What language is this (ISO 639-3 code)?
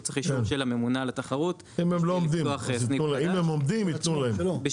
heb